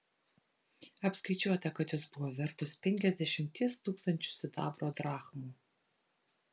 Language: Lithuanian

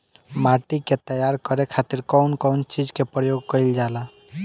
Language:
Bhojpuri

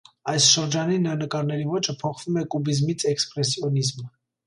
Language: Armenian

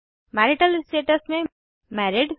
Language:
Hindi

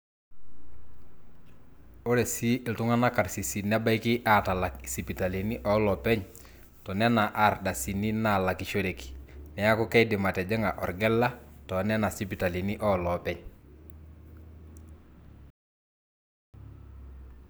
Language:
Masai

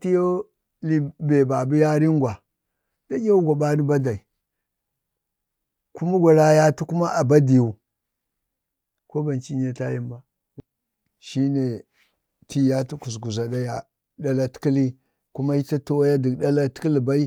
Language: Bade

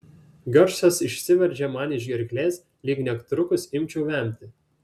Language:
Lithuanian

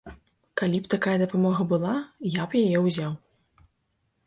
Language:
Belarusian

